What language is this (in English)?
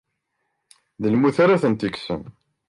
Kabyle